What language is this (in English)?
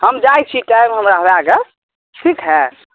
Maithili